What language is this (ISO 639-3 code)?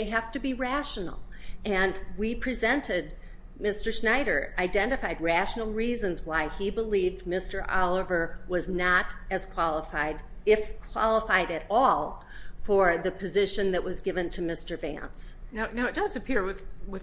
eng